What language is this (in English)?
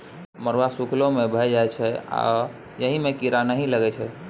Maithili